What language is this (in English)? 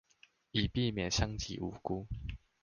Chinese